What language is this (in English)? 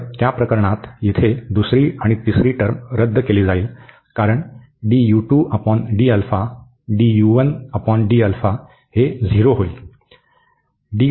Marathi